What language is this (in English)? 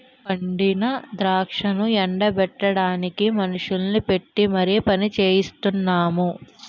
Telugu